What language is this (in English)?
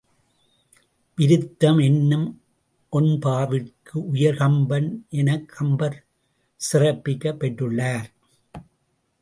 Tamil